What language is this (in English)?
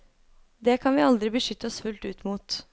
Norwegian